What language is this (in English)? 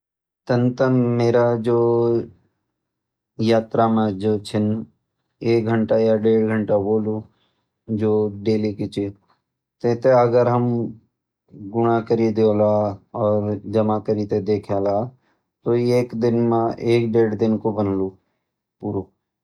Garhwali